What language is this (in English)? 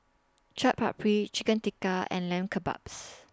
English